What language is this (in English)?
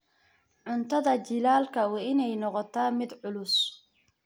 Somali